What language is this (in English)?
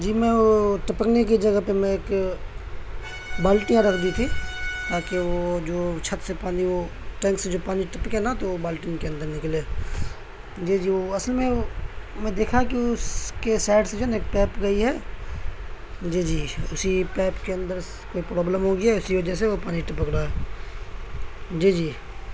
Urdu